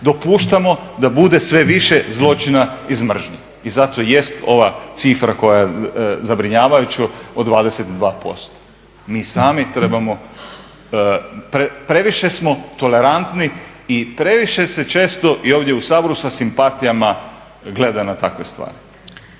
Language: Croatian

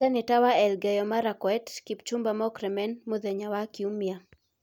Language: Kikuyu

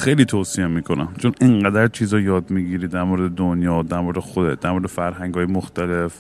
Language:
Persian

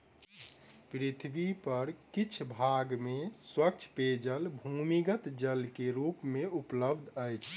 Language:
Maithili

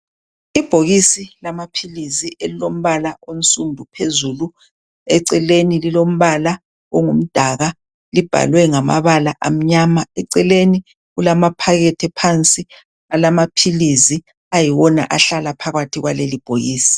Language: North Ndebele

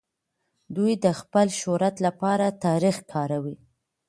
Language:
Pashto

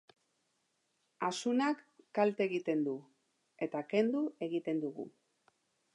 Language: Basque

